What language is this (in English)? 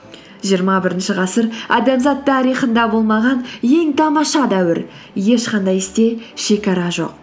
Kazakh